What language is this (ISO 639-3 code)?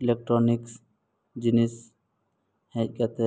sat